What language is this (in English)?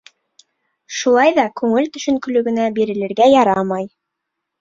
Bashkir